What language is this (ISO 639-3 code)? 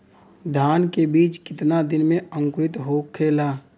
bho